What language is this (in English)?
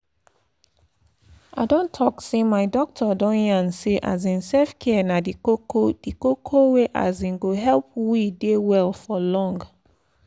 Nigerian Pidgin